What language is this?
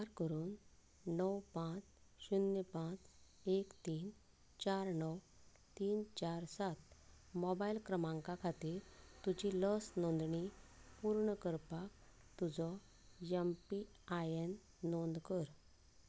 Konkani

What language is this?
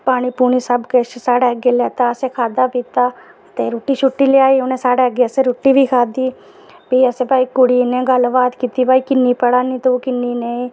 Dogri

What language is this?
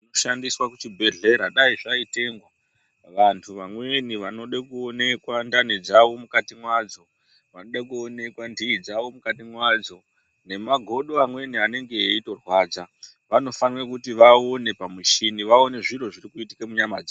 Ndau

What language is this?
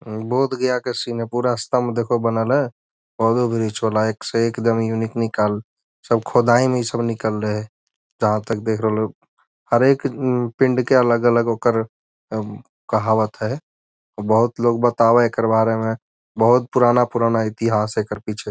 Magahi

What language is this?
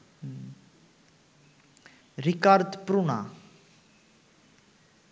Bangla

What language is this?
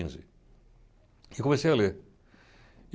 Portuguese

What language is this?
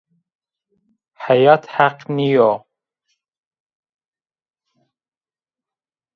Zaza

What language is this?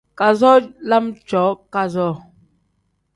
Tem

